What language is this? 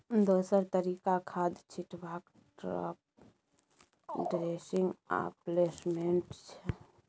Maithili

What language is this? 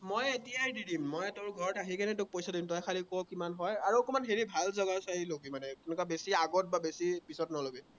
Assamese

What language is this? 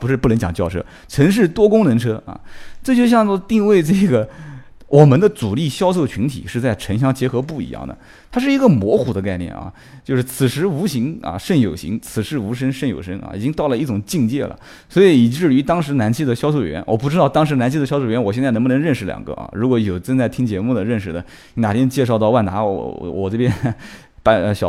Chinese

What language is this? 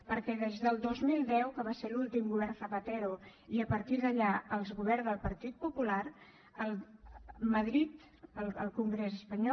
Catalan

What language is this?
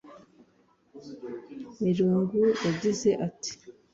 Kinyarwanda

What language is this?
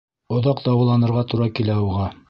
Bashkir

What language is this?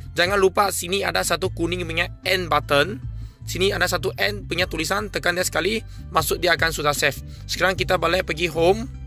Malay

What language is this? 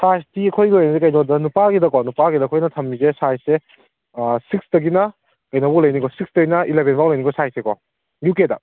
Manipuri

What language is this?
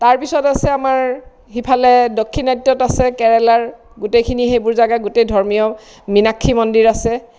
Assamese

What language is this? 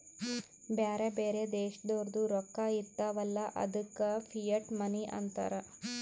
Kannada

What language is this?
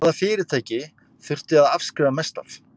Icelandic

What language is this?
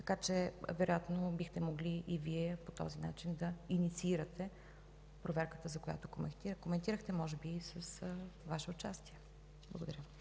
Bulgarian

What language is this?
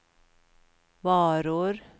Swedish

